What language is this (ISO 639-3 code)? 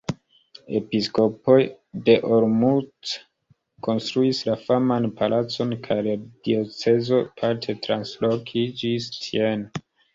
epo